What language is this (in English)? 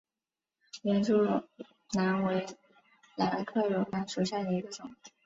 Chinese